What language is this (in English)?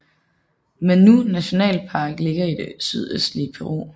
Danish